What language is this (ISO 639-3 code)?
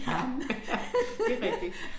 dan